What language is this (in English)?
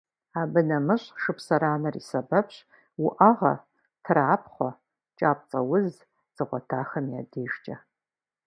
Kabardian